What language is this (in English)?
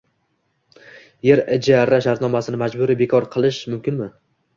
Uzbek